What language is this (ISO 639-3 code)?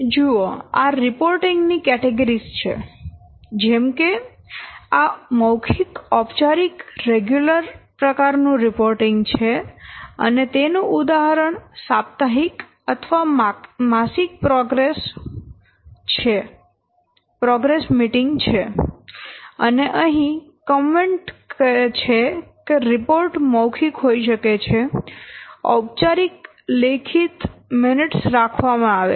guj